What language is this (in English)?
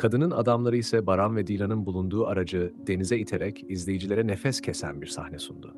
Turkish